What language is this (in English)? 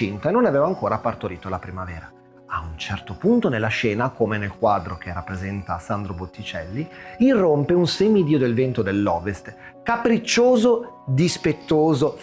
Italian